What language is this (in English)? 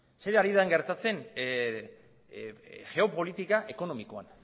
Basque